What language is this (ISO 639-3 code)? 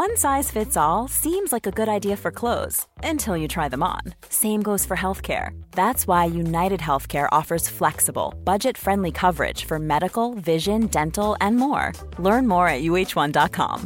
eng